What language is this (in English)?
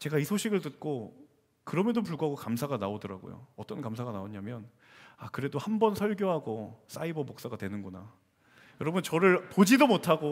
Korean